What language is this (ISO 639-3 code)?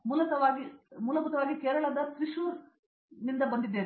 kan